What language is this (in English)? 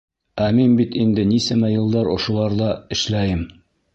Bashkir